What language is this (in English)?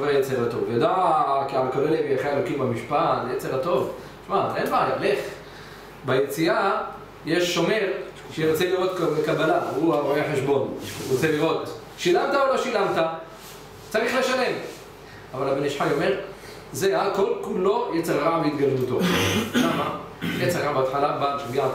Hebrew